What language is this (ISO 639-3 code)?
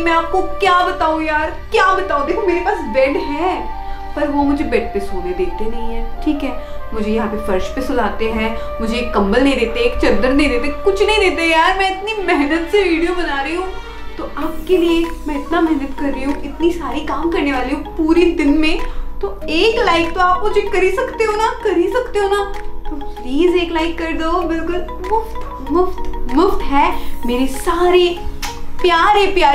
hin